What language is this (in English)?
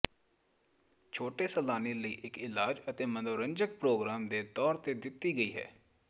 Punjabi